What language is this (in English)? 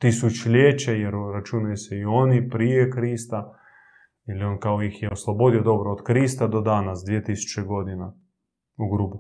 Croatian